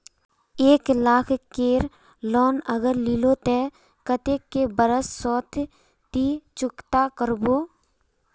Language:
Magahi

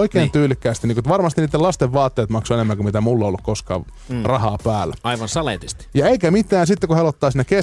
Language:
Finnish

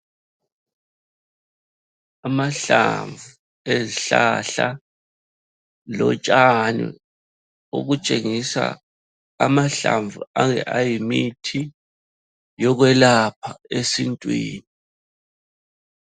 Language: North Ndebele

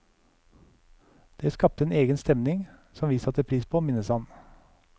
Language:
Norwegian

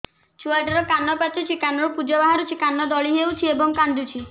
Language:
Odia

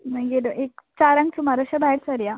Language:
Konkani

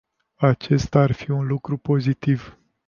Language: Romanian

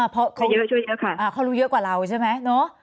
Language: Thai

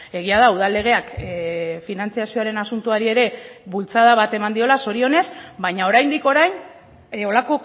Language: Basque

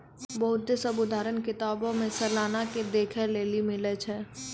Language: Maithili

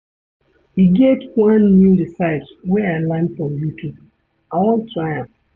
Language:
Nigerian Pidgin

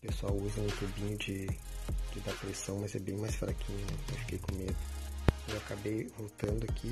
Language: Portuguese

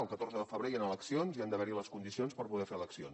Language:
Catalan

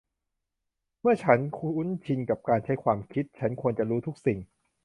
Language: Thai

